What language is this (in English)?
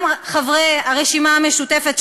Hebrew